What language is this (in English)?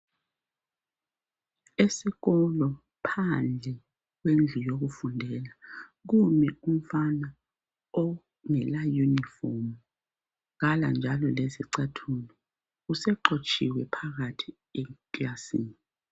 North Ndebele